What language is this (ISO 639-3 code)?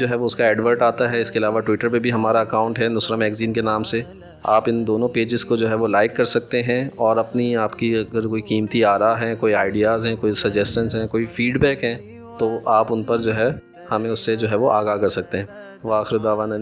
urd